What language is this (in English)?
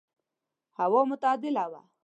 Pashto